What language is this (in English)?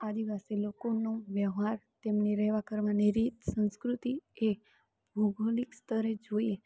Gujarati